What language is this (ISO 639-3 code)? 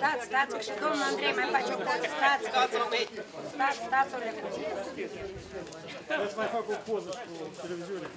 ron